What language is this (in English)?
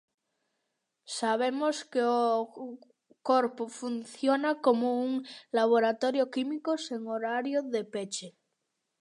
Galician